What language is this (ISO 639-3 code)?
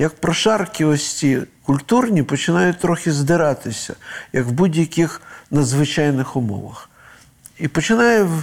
ukr